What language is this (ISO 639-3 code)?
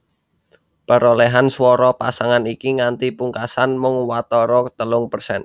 jav